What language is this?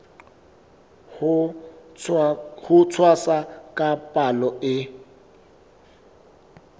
Southern Sotho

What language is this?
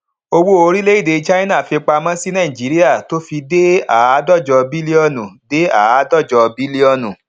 Yoruba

